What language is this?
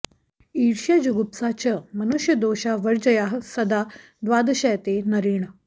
Sanskrit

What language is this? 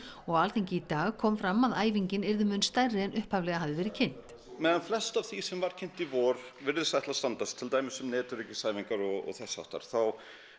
Icelandic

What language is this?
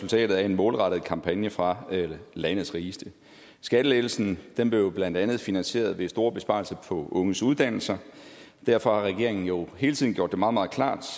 Danish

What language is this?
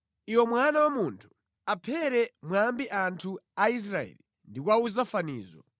Nyanja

